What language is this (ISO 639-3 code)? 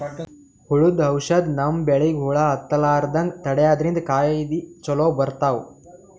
kan